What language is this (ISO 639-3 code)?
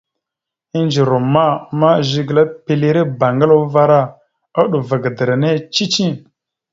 mxu